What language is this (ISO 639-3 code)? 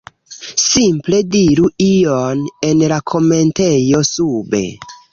epo